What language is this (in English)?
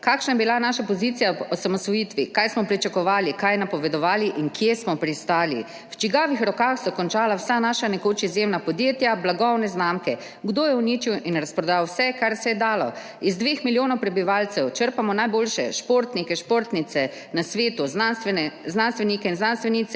Slovenian